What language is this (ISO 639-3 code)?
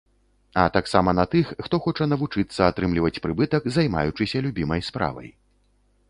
bel